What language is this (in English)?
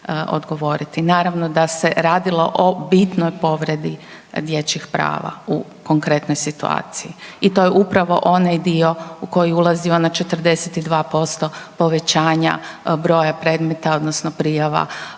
Croatian